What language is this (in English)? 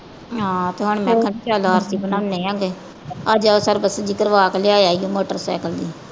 Punjabi